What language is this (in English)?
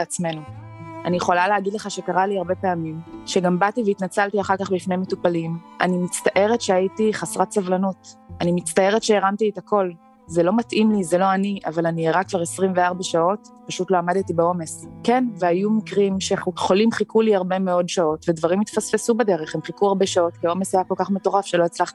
Hebrew